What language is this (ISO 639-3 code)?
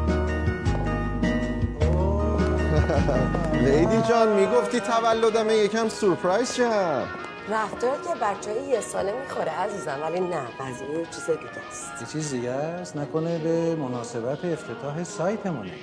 fas